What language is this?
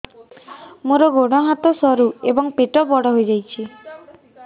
Odia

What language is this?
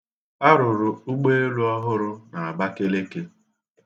Igbo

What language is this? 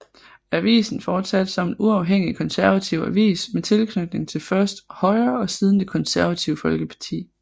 Danish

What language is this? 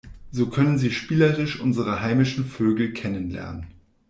German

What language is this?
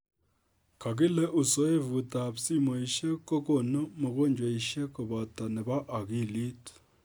Kalenjin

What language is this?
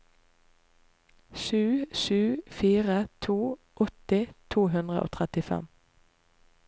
Norwegian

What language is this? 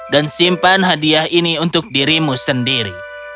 Indonesian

